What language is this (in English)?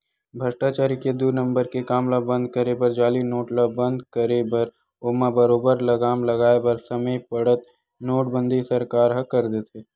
Chhattisgarhi